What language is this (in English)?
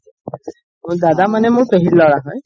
Assamese